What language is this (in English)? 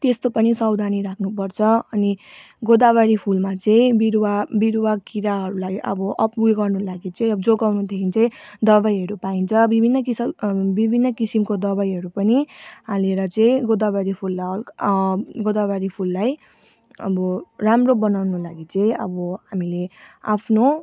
Nepali